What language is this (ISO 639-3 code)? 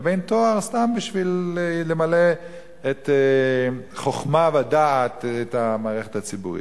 heb